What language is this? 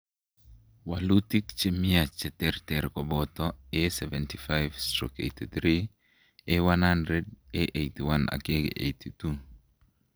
Kalenjin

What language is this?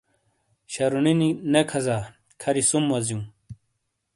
Shina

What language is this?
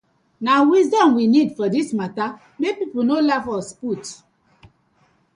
Nigerian Pidgin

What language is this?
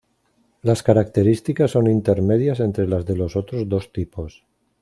Spanish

